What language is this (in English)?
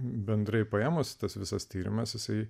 Lithuanian